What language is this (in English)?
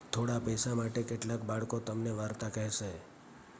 Gujarati